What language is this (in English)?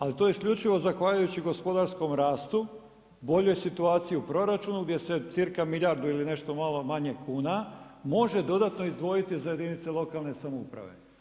Croatian